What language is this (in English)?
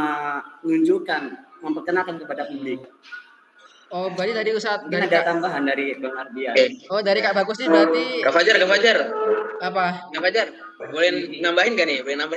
Indonesian